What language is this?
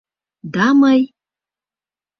Mari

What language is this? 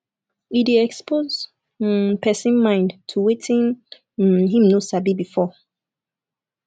Nigerian Pidgin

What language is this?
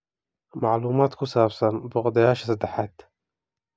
Somali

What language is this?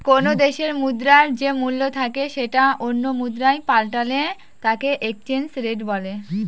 Bangla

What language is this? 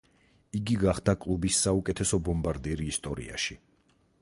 Georgian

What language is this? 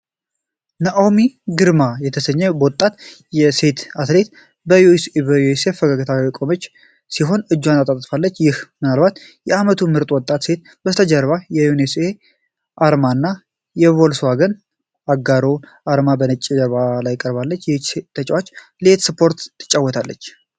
Amharic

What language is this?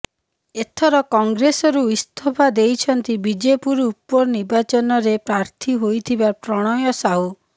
Odia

